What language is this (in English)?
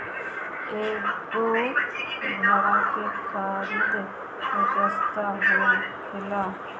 Bhojpuri